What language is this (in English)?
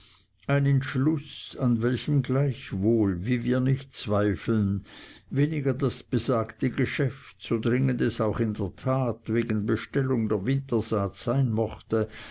German